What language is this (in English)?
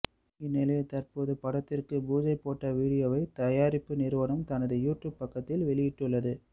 Tamil